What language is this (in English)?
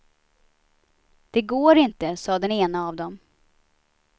Swedish